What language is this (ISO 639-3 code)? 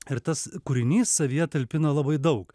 lit